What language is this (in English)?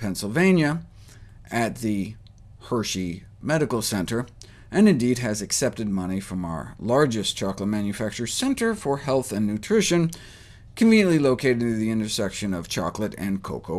English